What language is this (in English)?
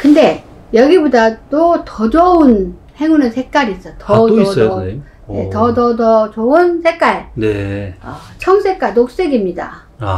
Korean